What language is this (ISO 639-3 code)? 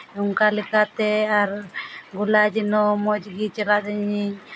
sat